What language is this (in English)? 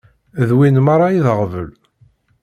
Kabyle